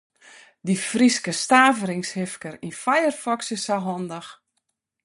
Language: Western Frisian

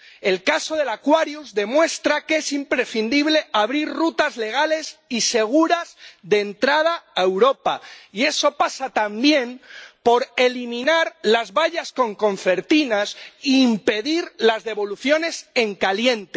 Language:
Spanish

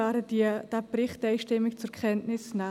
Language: Swiss German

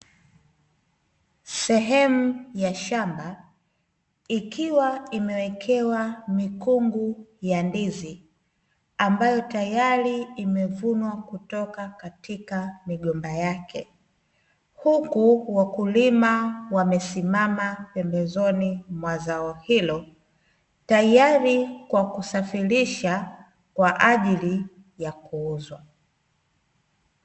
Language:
Swahili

